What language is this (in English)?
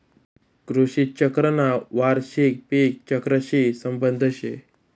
Marathi